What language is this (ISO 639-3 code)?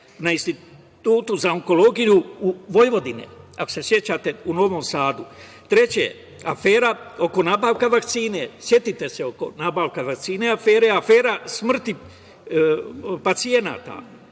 srp